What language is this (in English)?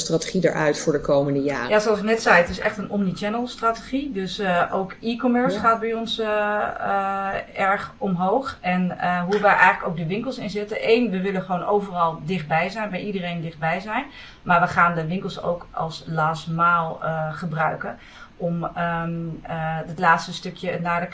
Dutch